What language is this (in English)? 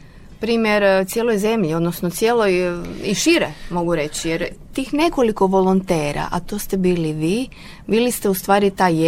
Croatian